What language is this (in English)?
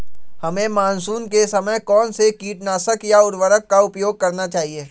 Magahi